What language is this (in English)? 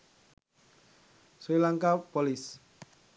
Sinhala